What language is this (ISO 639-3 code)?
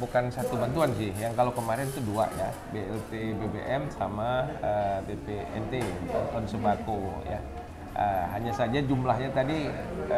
ind